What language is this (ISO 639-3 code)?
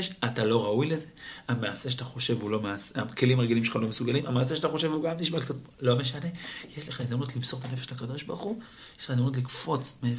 heb